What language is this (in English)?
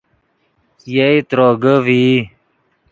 Yidgha